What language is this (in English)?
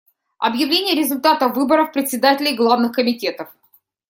Russian